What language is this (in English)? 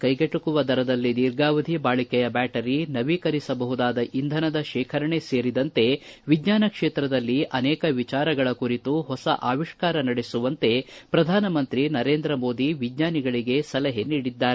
Kannada